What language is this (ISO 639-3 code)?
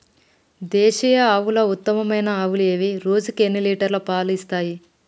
tel